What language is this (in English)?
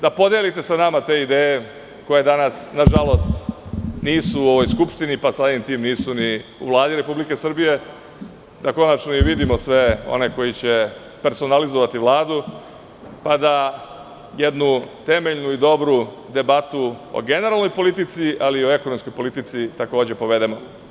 Serbian